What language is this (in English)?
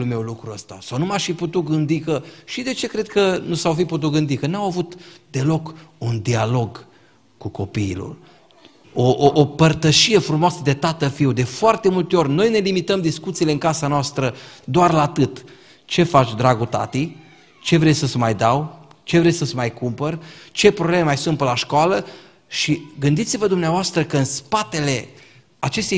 Romanian